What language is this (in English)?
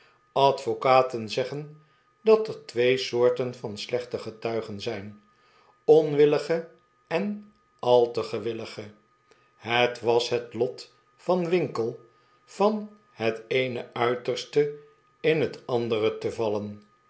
Dutch